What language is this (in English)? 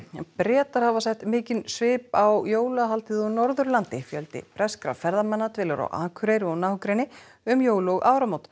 Icelandic